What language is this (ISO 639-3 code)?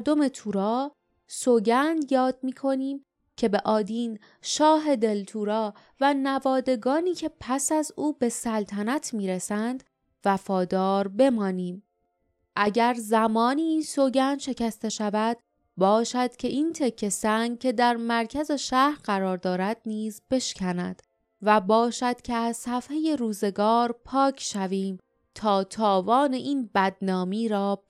fas